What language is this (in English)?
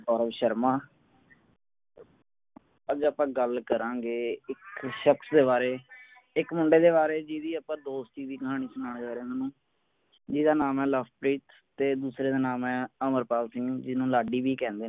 Punjabi